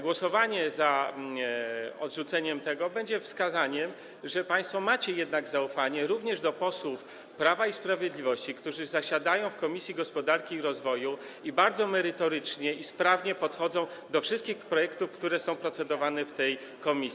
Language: Polish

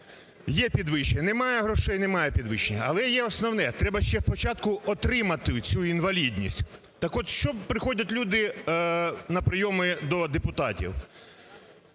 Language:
Ukrainian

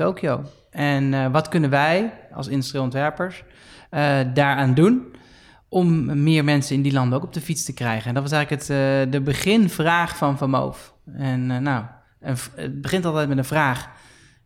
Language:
Dutch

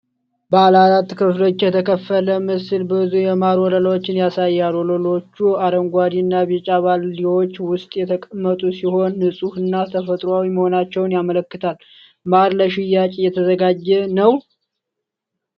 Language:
Amharic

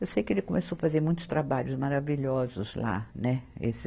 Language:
Portuguese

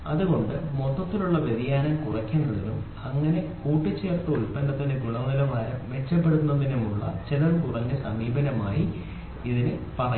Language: Malayalam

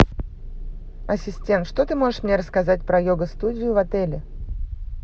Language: Russian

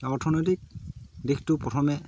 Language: Assamese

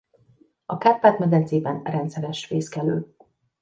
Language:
Hungarian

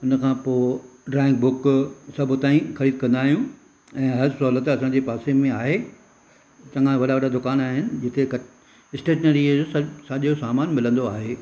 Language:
Sindhi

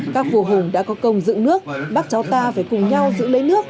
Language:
Vietnamese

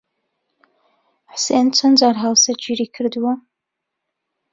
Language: Central Kurdish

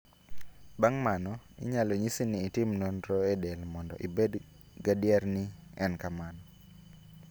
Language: Luo (Kenya and Tanzania)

